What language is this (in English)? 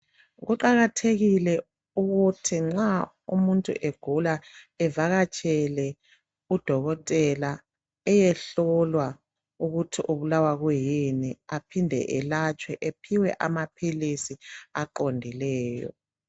North Ndebele